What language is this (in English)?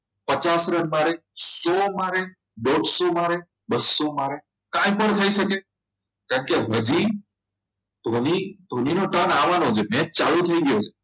Gujarati